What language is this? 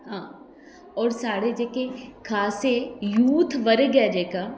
Dogri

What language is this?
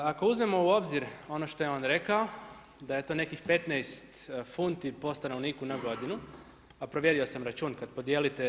Croatian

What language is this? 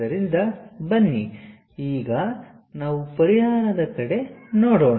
Kannada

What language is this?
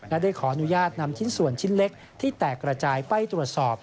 Thai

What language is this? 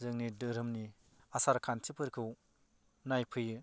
Bodo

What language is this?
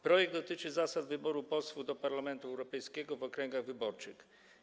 Polish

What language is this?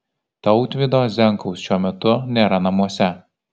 Lithuanian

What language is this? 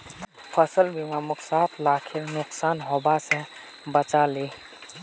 Magahi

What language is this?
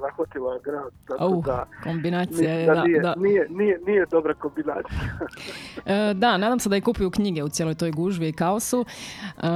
Croatian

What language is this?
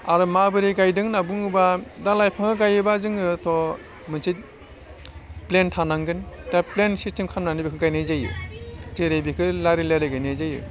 Bodo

